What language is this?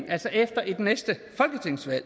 Danish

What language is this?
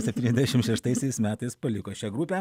Lithuanian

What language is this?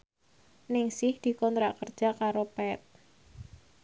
Javanese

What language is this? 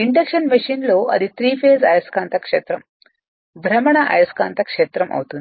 Telugu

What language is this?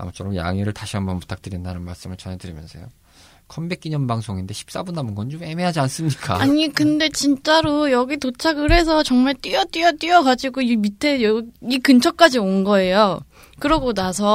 Korean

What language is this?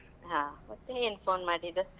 Kannada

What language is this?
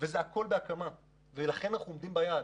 Hebrew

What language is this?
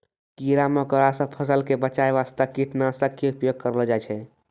Maithili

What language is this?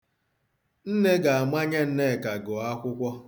Igbo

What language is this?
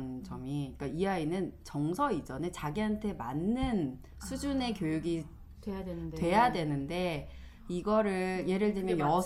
Korean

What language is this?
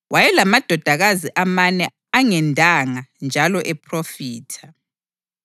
North Ndebele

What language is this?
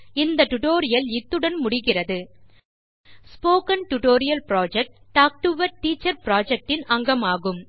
Tamil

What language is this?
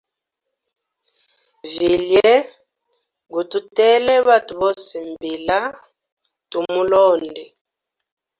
Hemba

